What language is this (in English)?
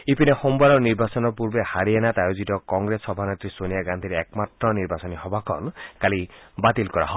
Assamese